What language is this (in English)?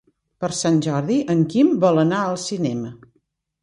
Catalan